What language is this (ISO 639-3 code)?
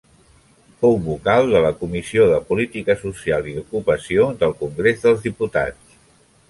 cat